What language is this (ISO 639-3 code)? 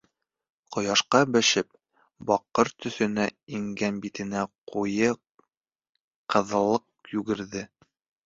bak